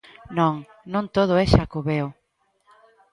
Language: Galician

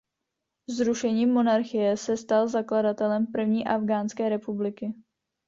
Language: Czech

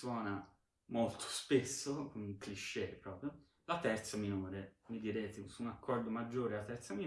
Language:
Italian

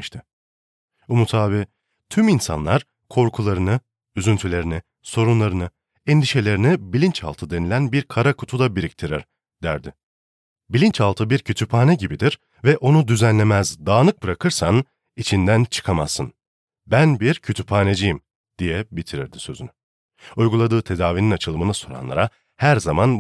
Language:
Turkish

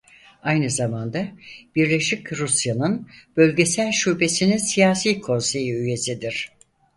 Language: Turkish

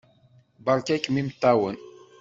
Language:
Kabyle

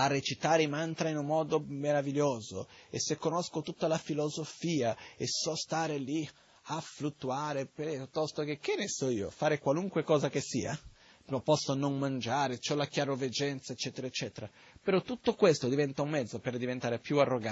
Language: Italian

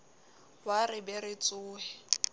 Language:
Southern Sotho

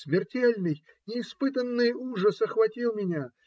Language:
Russian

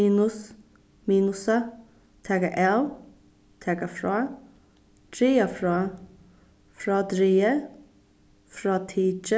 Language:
Faroese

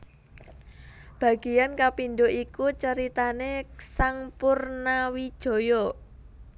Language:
Javanese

